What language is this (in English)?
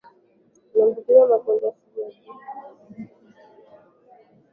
Swahili